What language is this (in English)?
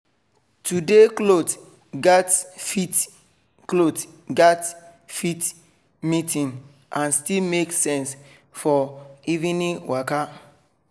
Nigerian Pidgin